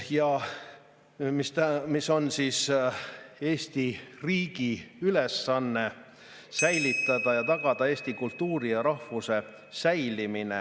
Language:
Estonian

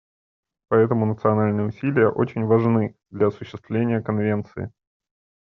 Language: Russian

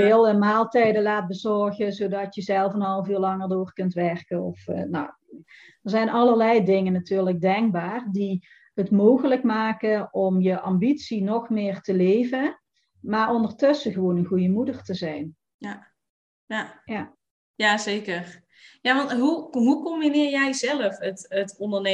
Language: Dutch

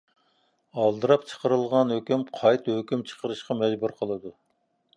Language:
Uyghur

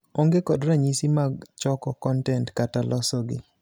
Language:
Luo (Kenya and Tanzania)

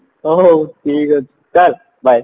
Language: Odia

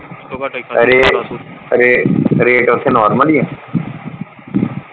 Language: Punjabi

